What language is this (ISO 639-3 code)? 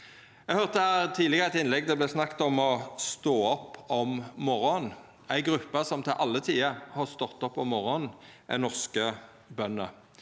nor